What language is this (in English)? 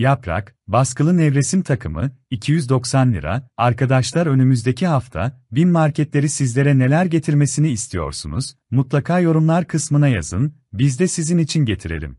Turkish